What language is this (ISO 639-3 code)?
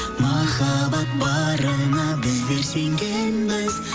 kaz